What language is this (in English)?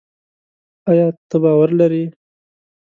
Pashto